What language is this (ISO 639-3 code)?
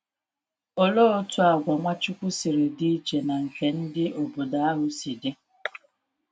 ibo